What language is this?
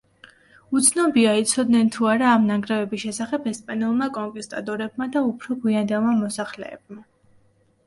Georgian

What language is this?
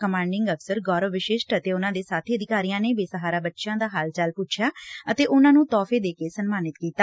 Punjabi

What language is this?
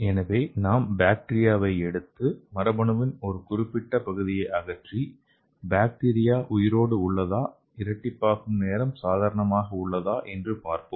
Tamil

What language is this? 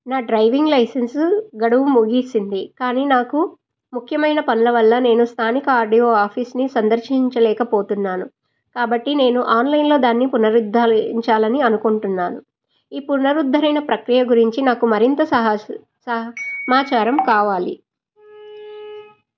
Telugu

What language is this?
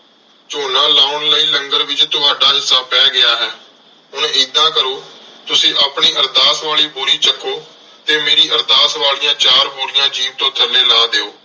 Punjabi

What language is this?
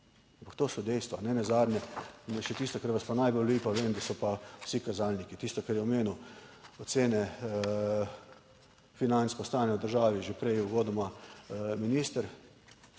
Slovenian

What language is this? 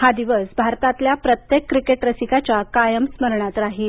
Marathi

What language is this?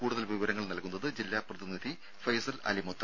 Malayalam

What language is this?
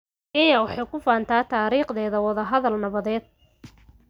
Somali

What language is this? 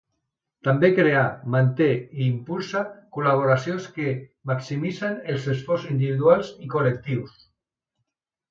Catalan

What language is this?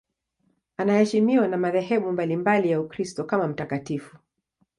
Swahili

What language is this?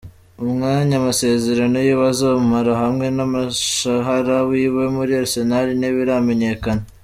Kinyarwanda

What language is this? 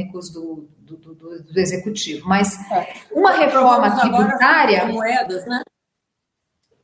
Portuguese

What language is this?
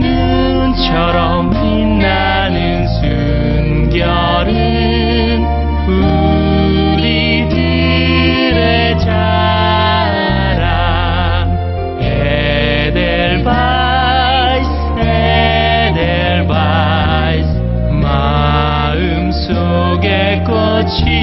Korean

